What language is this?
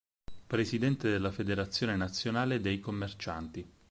Italian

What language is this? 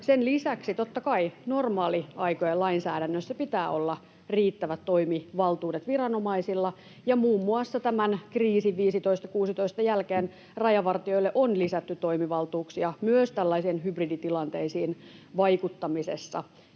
Finnish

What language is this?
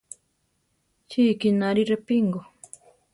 Central Tarahumara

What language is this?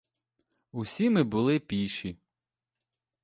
Ukrainian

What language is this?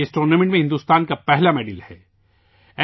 Urdu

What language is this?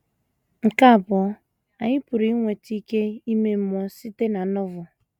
Igbo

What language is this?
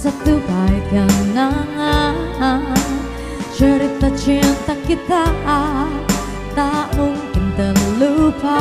Indonesian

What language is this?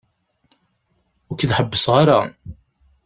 Kabyle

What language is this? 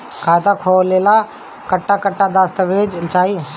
Bhojpuri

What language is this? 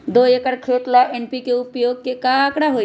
Magahi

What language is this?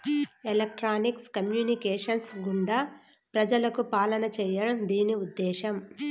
Telugu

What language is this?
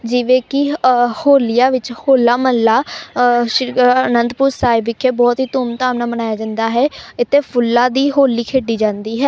Punjabi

